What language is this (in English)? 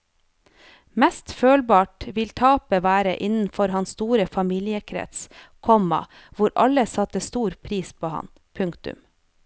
Norwegian